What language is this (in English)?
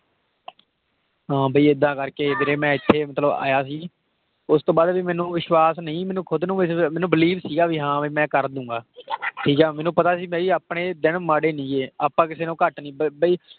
Punjabi